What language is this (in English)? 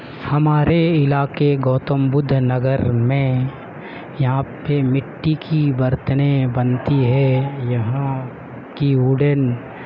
Urdu